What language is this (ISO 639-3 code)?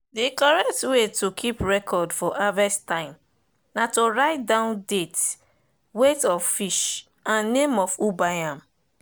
pcm